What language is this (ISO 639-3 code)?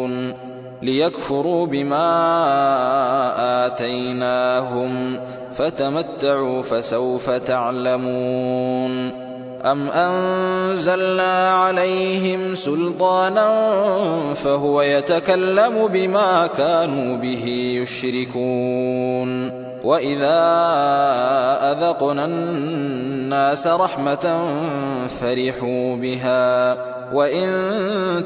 ara